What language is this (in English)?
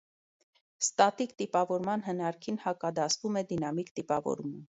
Armenian